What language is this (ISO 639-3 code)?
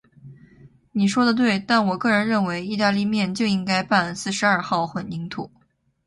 zho